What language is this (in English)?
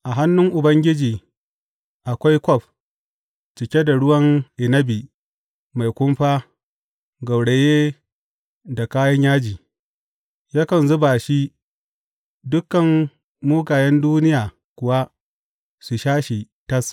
Hausa